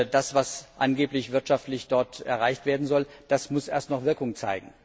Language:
German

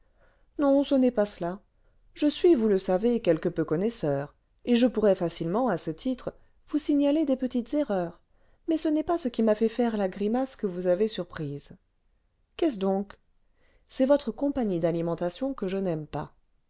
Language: French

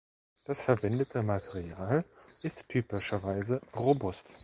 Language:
German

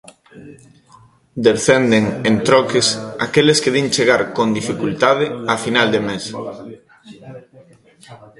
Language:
Galician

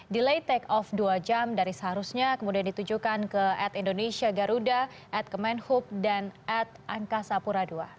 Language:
Indonesian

